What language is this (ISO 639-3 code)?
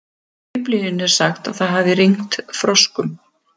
isl